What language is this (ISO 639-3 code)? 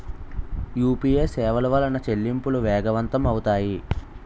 tel